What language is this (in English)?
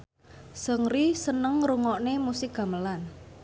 Javanese